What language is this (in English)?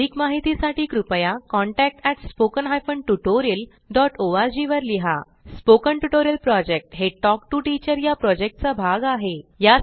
Marathi